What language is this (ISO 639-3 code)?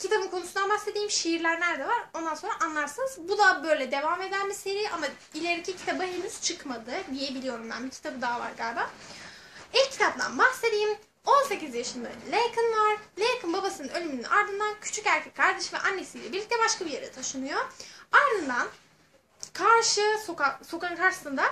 tur